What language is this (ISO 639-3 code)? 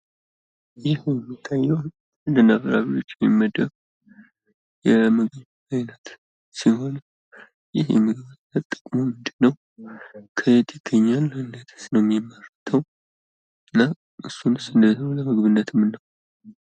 amh